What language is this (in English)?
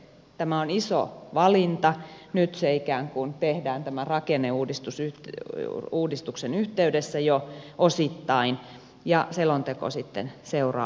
Finnish